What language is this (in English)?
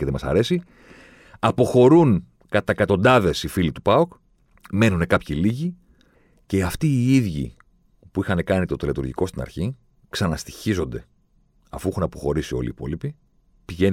Greek